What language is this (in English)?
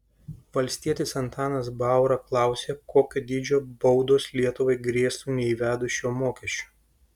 Lithuanian